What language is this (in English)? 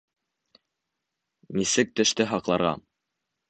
Bashkir